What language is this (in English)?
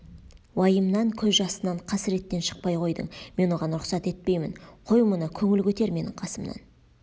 Kazakh